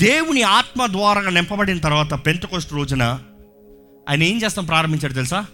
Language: Telugu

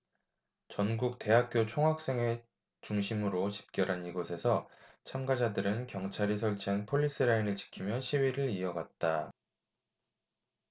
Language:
Korean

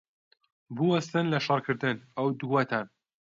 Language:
Central Kurdish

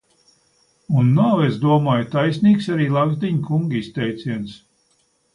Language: Latvian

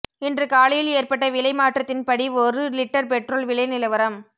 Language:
Tamil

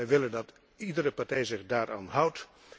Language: Dutch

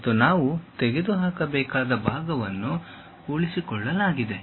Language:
Kannada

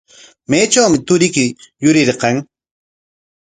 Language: Corongo Ancash Quechua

